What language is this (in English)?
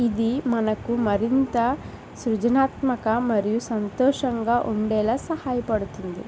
Telugu